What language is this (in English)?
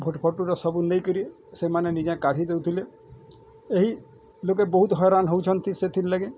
Odia